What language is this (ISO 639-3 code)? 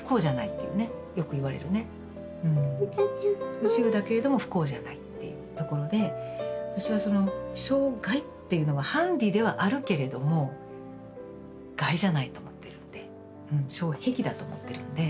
jpn